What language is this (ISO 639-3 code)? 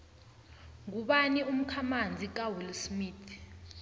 nbl